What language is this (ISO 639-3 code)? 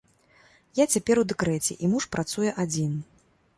bel